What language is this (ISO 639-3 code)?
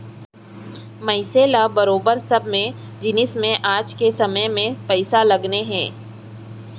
hne